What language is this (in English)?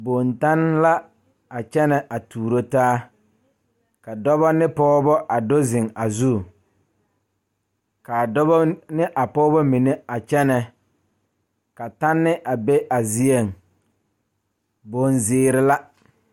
Southern Dagaare